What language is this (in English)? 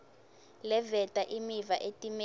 Swati